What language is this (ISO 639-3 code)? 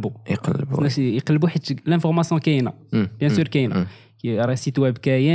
ara